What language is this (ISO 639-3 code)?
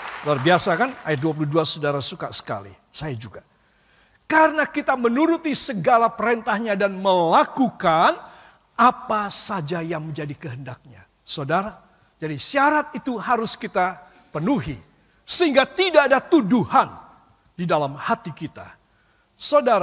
ind